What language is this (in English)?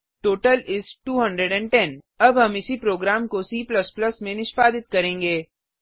Hindi